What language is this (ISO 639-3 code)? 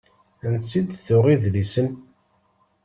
kab